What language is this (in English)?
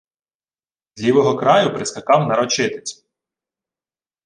Ukrainian